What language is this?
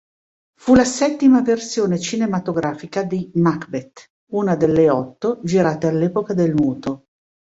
Italian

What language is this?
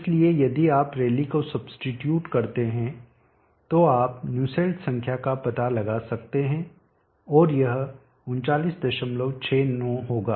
Hindi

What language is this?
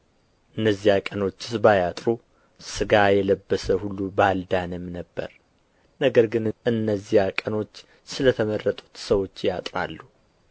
Amharic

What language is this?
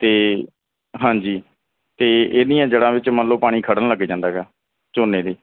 Punjabi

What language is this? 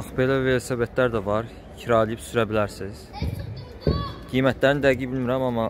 Turkish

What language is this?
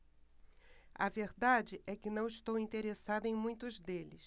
Portuguese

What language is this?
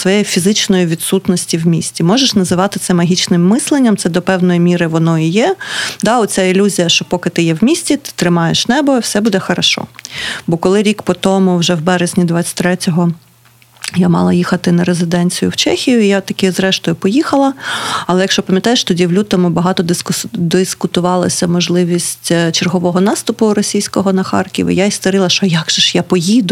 Ukrainian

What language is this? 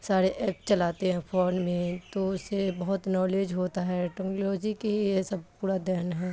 Urdu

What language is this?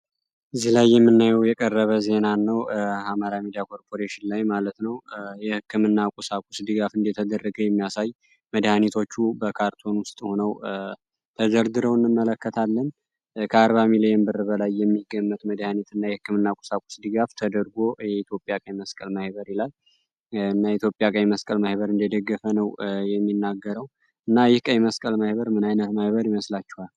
Amharic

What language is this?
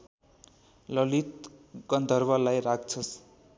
Nepali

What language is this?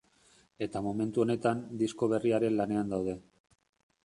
Basque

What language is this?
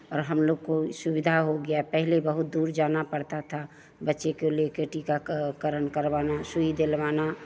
Hindi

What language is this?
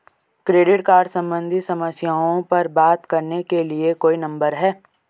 Hindi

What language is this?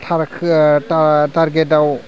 Bodo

